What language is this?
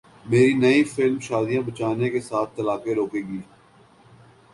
Urdu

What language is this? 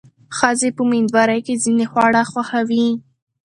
Pashto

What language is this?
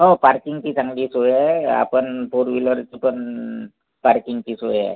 Marathi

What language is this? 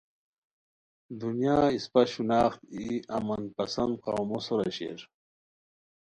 Khowar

